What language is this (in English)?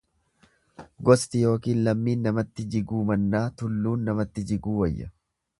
Oromo